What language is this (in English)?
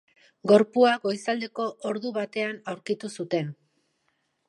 Basque